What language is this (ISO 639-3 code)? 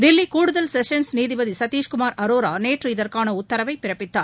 tam